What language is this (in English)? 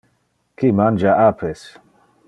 Interlingua